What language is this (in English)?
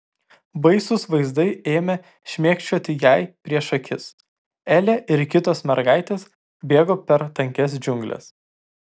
Lithuanian